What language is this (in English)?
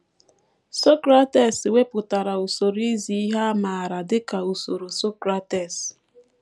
Igbo